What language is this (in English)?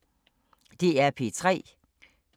Danish